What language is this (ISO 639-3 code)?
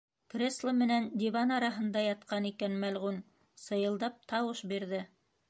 bak